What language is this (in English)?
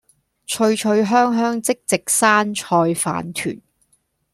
Cantonese